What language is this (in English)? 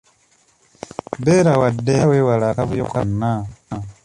Ganda